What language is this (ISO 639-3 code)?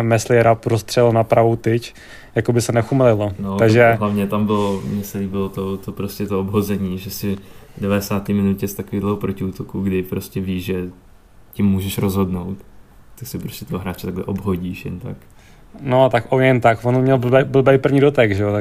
ces